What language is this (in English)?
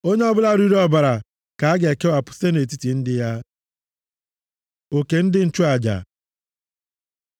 Igbo